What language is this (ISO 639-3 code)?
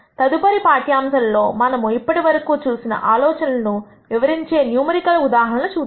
tel